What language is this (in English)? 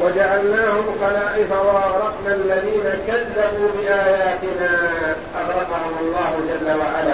Arabic